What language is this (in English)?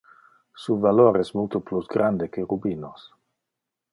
Interlingua